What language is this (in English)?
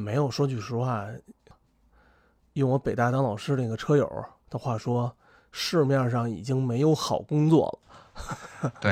Chinese